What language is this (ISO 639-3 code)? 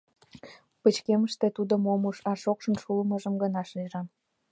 chm